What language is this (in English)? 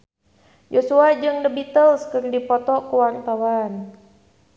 Sundanese